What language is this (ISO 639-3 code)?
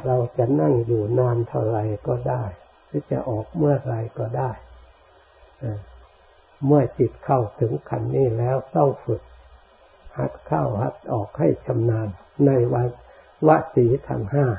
tha